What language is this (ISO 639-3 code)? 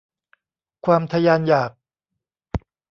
tha